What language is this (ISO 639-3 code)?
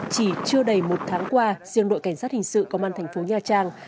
vie